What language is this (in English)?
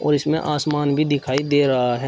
Hindi